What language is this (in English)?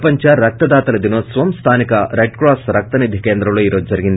Telugu